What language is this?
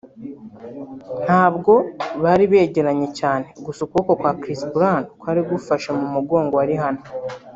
Kinyarwanda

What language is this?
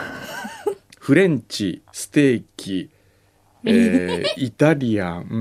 Japanese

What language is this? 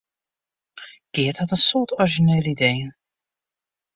Western Frisian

